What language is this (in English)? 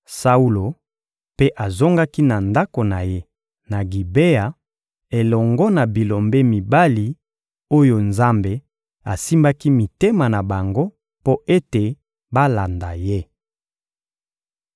Lingala